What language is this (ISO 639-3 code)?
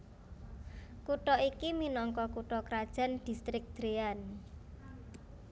jav